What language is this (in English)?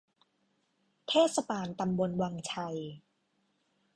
Thai